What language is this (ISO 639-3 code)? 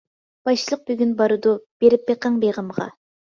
uig